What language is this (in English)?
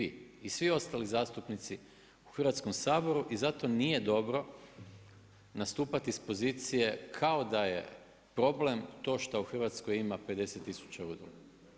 Croatian